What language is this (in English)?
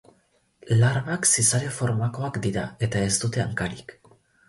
Basque